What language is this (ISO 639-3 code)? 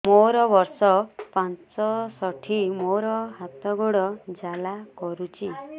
ori